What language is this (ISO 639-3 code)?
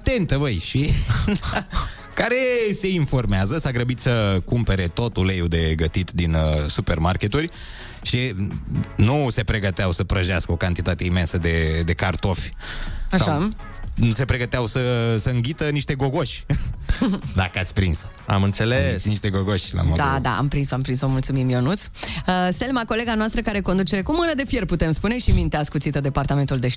ron